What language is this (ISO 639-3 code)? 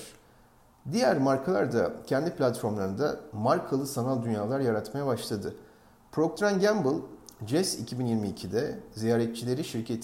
tur